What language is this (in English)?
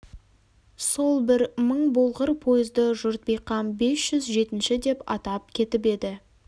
Kazakh